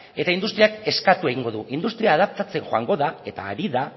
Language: Basque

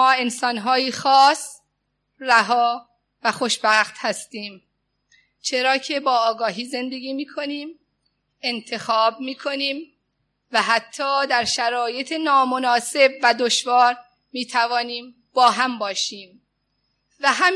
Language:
Persian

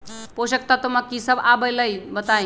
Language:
Magahi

